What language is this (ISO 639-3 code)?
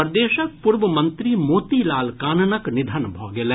mai